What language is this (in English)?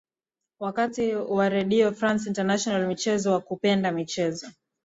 Swahili